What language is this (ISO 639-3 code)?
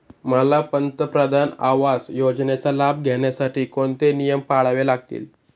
mar